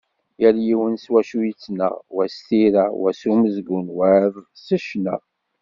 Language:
Kabyle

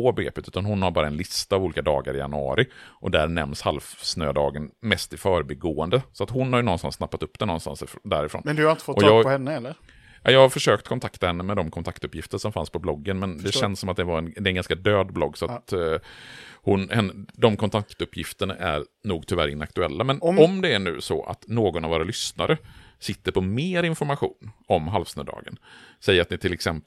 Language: Swedish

